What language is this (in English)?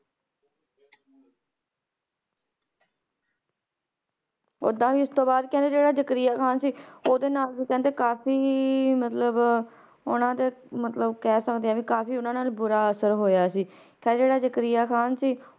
Punjabi